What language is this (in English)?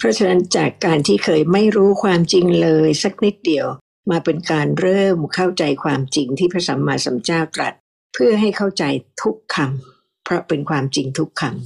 Thai